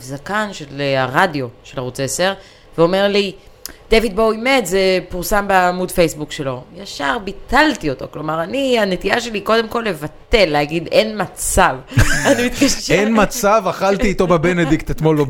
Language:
Hebrew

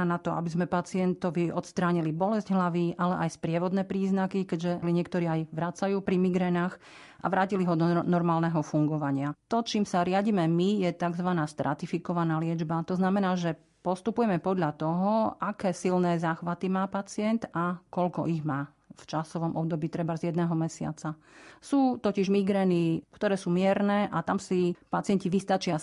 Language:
Slovak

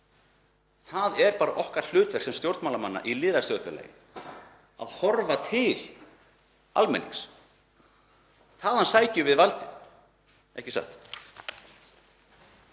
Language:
Icelandic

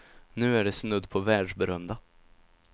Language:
Swedish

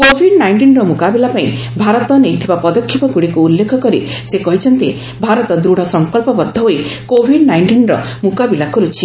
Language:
Odia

